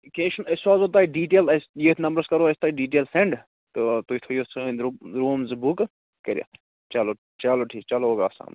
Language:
Kashmiri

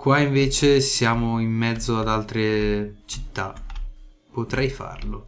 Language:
Italian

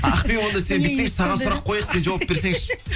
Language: Kazakh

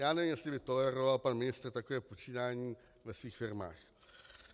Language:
Czech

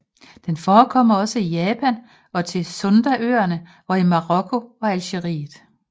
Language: Danish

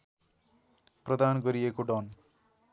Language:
Nepali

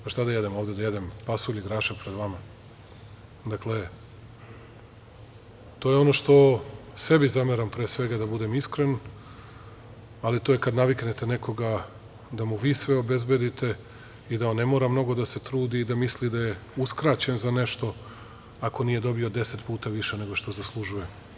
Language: Serbian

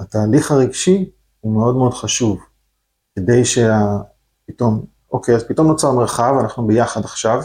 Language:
Hebrew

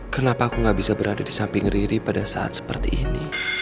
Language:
Indonesian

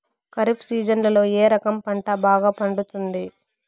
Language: Telugu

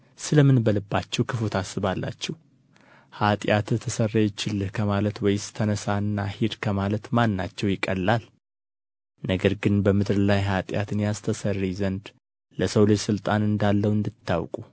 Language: Amharic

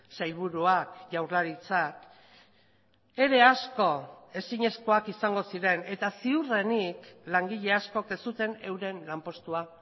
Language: Basque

